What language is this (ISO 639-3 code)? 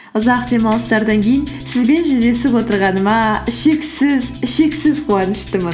kaz